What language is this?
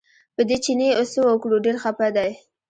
Pashto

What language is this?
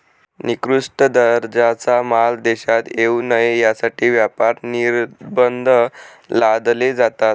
Marathi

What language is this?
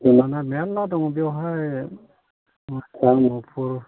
Bodo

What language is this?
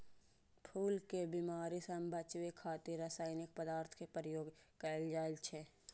Maithili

